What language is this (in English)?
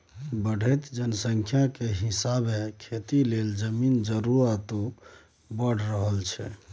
Maithili